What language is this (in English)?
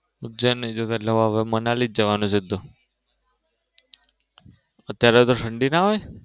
Gujarati